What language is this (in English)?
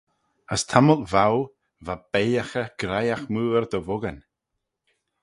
Manx